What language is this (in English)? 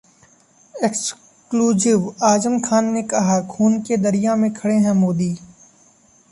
Hindi